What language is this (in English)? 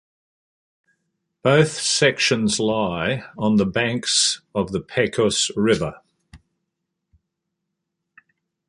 English